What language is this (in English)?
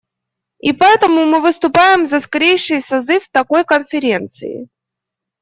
Russian